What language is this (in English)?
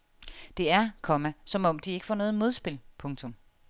Danish